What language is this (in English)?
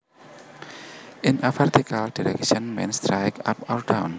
Javanese